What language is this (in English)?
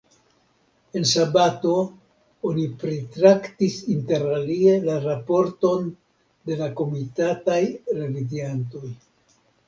Esperanto